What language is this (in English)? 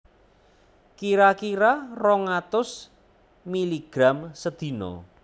Javanese